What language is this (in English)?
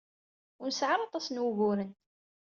Kabyle